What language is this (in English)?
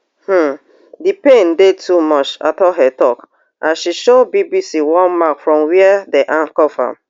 Nigerian Pidgin